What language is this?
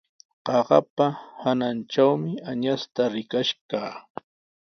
Sihuas Ancash Quechua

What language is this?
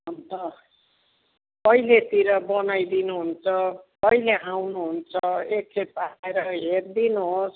Nepali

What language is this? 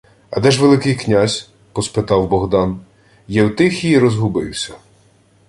Ukrainian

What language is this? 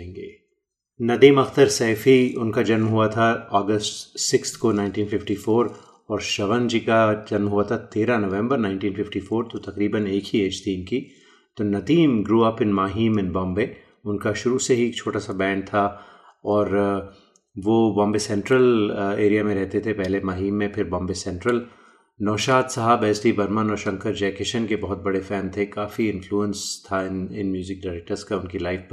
Hindi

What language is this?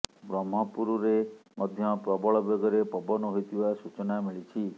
Odia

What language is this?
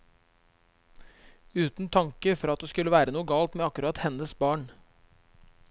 Norwegian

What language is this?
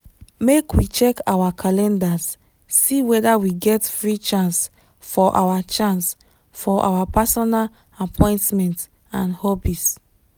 Nigerian Pidgin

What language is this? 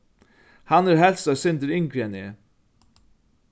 Faroese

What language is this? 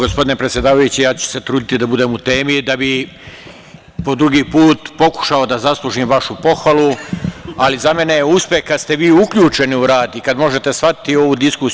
Serbian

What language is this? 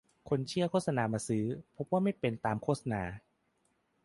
Thai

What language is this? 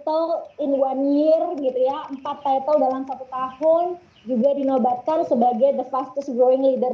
Indonesian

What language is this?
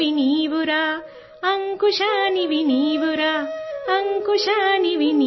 Hindi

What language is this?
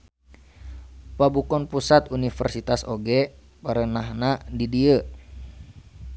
Sundanese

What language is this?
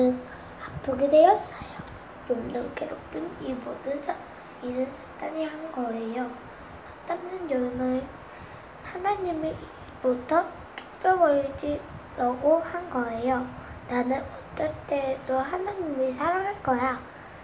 Korean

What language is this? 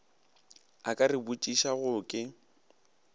Northern Sotho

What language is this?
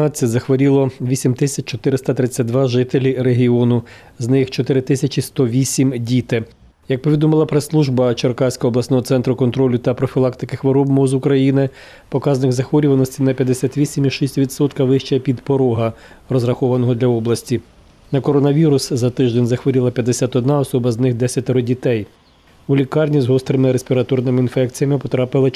Ukrainian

